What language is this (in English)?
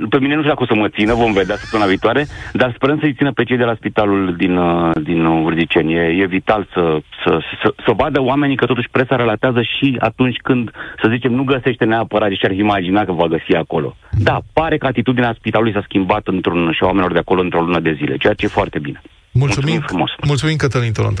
Romanian